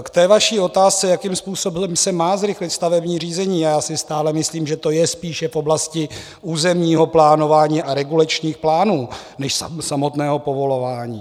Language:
Czech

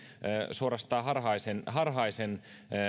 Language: Finnish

